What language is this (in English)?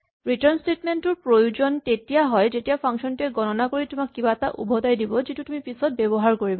Assamese